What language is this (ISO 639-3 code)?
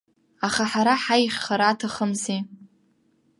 abk